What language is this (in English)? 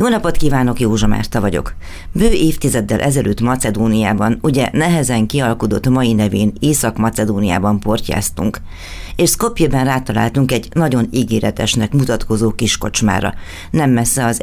Hungarian